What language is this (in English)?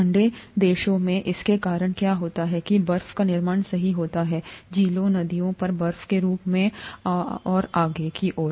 Hindi